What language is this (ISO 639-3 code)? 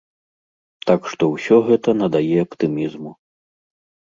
bel